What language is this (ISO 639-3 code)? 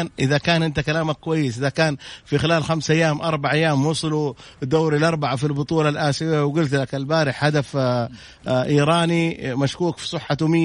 ara